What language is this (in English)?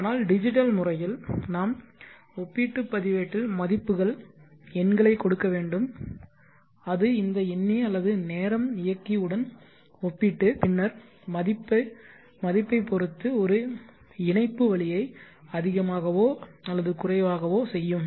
Tamil